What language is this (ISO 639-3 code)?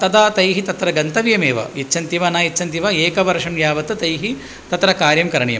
san